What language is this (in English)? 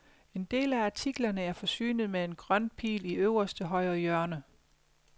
Danish